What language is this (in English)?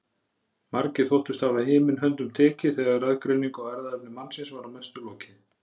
Icelandic